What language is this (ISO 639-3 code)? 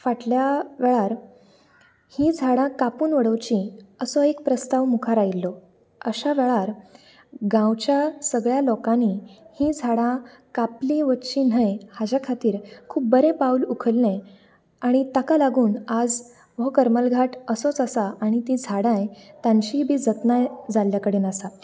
kok